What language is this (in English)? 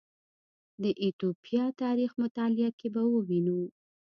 Pashto